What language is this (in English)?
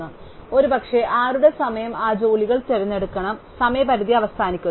Malayalam